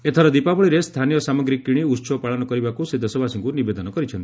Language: Odia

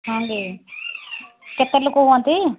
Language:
Odia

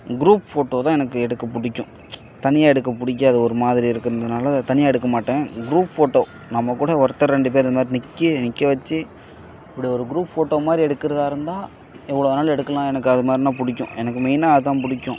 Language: Tamil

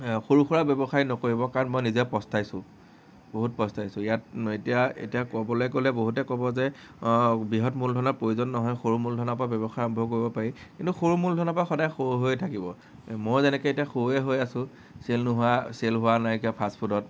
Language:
Assamese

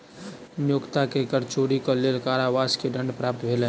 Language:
Maithili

